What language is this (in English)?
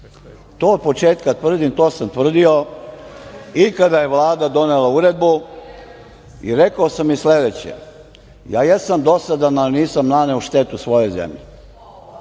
Serbian